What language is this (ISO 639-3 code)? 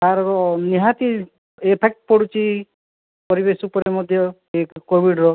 ori